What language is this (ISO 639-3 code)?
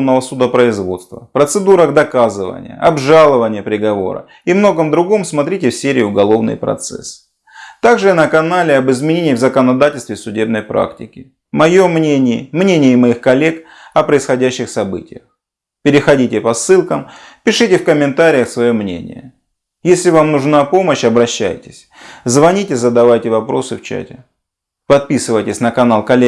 rus